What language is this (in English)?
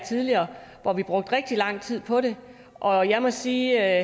Danish